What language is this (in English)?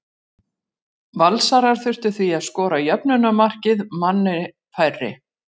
Icelandic